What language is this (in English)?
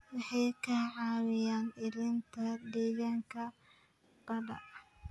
Somali